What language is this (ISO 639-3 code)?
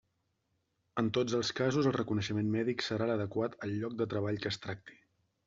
cat